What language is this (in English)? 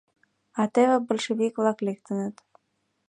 Mari